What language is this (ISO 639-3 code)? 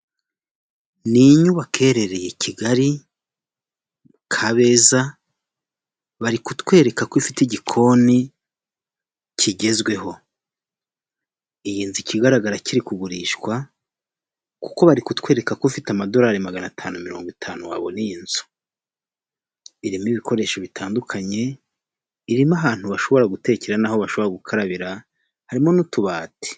kin